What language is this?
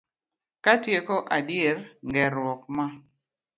Luo (Kenya and Tanzania)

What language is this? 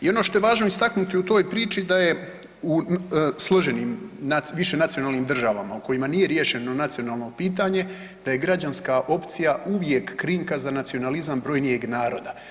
Croatian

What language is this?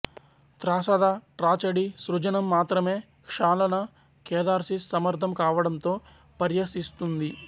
Telugu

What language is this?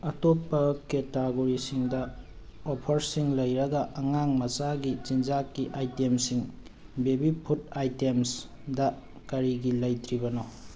Manipuri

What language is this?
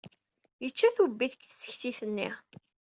Kabyle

